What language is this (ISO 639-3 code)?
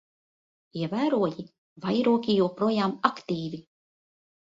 lav